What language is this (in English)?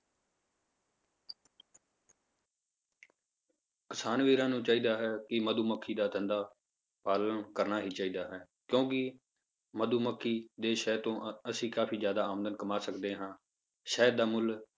Punjabi